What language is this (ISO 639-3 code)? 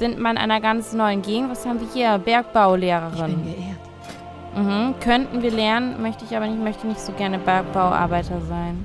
deu